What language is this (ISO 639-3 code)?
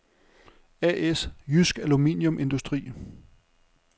dan